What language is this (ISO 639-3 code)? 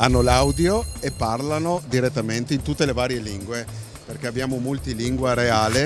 ita